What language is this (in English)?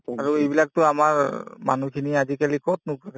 Assamese